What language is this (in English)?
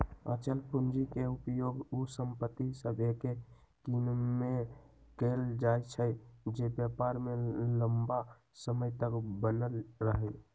Magahi